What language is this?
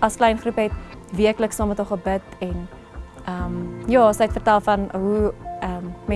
Dutch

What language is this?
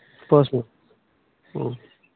Santali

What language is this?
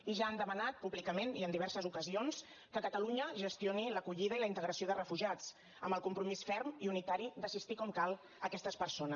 Catalan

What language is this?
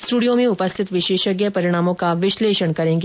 Hindi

